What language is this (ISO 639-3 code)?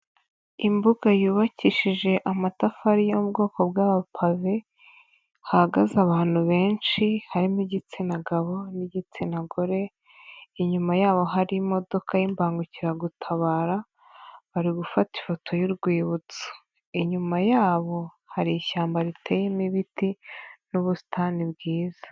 kin